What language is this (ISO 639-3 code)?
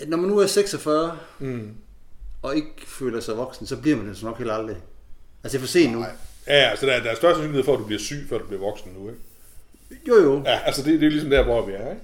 dan